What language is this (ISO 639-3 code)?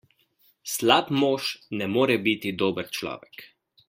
slv